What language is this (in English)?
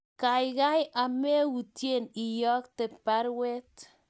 Kalenjin